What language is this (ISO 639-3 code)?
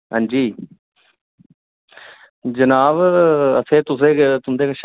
doi